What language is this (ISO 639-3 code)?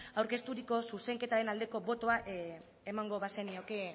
eus